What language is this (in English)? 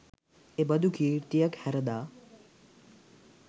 Sinhala